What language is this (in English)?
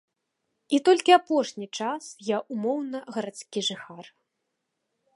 Belarusian